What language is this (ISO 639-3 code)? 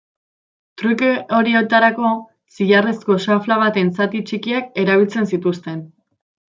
eus